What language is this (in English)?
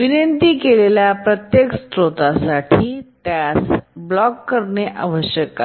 Marathi